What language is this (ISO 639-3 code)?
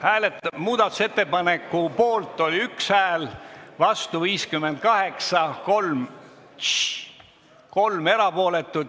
est